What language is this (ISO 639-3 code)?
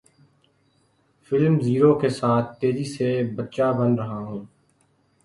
urd